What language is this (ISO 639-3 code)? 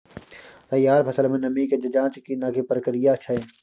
mai